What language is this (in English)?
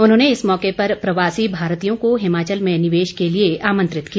Hindi